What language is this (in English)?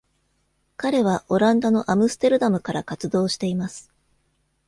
Japanese